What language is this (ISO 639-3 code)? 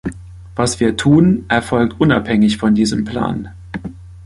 deu